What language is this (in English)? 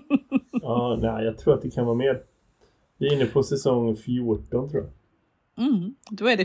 Swedish